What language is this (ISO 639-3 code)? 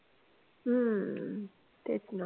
mar